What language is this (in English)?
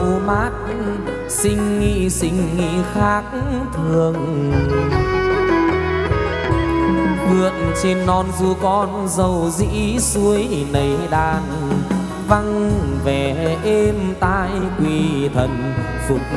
Vietnamese